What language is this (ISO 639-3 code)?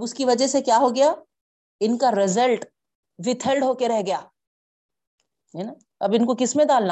urd